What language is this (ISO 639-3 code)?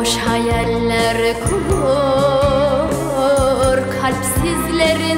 tur